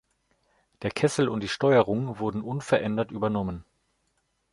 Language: German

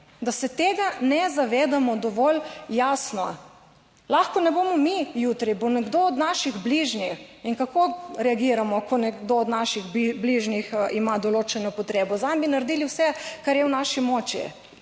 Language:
Slovenian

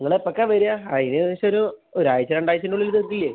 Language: Malayalam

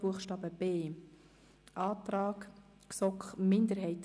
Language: Swiss German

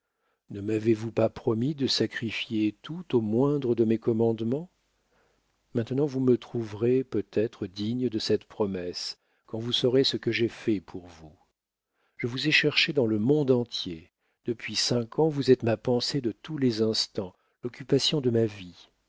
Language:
French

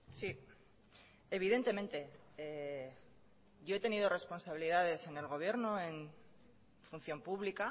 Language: Spanish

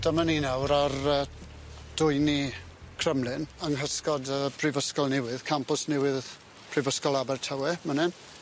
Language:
Welsh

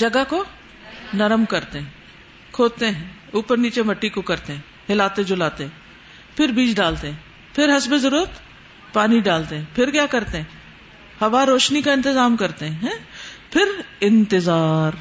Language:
Urdu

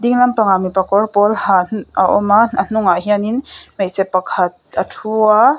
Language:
Mizo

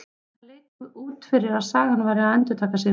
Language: Icelandic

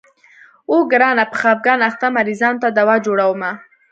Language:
Pashto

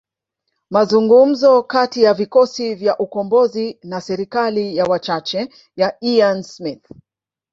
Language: Swahili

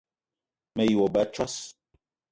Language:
Eton (Cameroon)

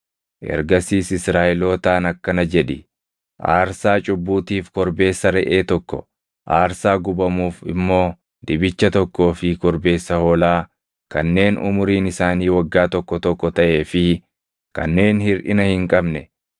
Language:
Oromo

